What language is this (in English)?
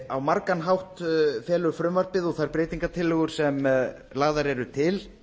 Icelandic